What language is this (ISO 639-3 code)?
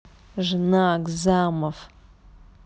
rus